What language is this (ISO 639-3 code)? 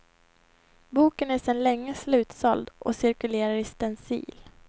swe